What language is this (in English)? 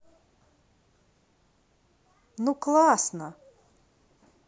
Russian